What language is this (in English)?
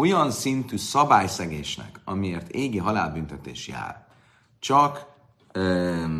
Hungarian